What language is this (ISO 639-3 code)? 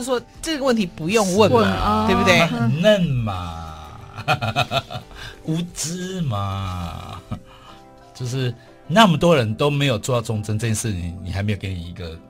zho